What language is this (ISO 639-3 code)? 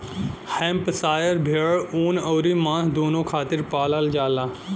bho